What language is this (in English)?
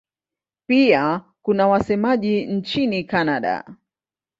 Swahili